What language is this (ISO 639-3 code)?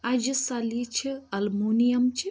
kas